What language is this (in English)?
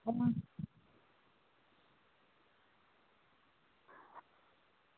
Dogri